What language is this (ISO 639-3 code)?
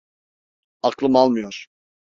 tur